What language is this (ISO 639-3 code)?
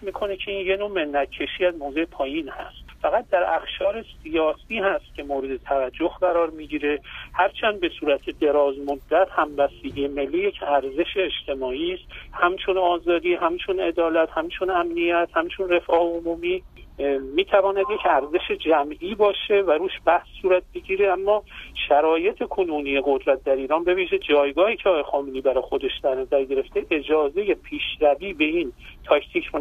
fas